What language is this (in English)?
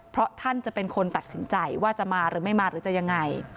Thai